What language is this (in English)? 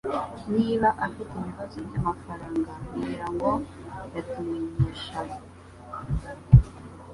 Kinyarwanda